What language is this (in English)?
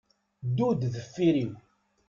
Kabyle